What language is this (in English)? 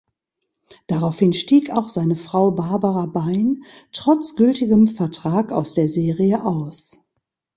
German